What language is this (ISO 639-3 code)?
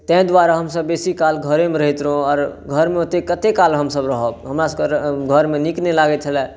mai